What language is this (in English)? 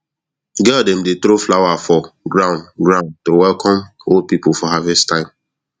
Nigerian Pidgin